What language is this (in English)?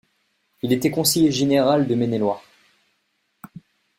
French